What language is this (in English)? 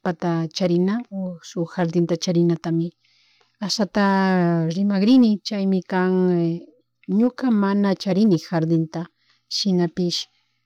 Chimborazo Highland Quichua